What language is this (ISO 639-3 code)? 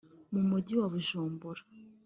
kin